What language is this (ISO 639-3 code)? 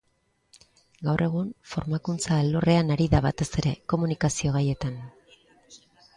eus